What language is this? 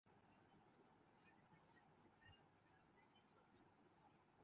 Urdu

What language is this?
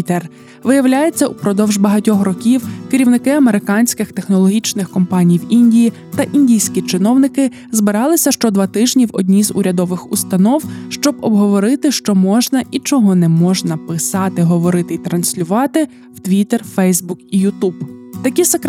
Ukrainian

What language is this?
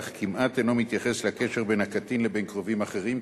Hebrew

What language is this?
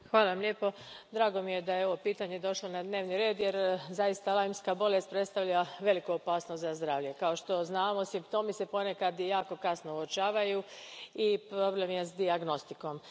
Croatian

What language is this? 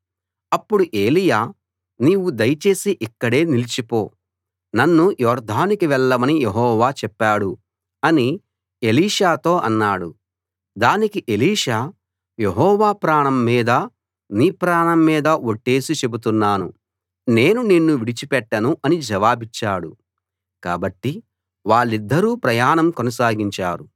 Telugu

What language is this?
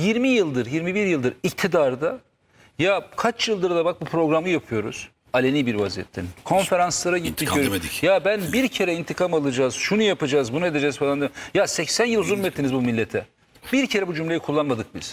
Turkish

